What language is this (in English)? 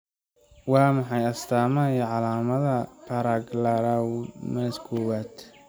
Somali